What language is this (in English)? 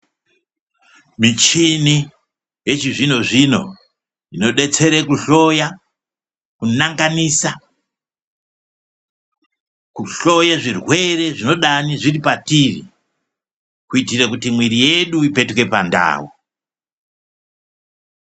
Ndau